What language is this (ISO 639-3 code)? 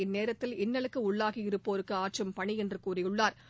tam